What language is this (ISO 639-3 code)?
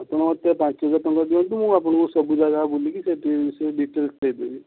ori